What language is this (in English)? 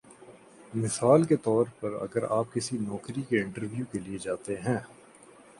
Urdu